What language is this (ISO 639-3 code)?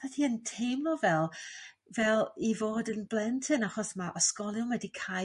cym